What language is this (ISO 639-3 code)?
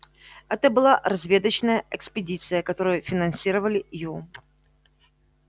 rus